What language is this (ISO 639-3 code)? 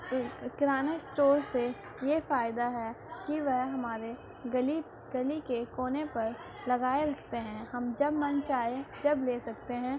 urd